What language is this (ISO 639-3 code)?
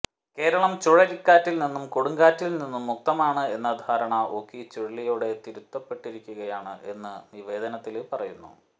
mal